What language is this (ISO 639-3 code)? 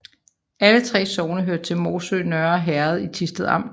dan